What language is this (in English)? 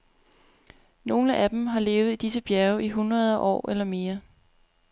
Danish